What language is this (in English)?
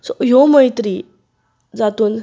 Konkani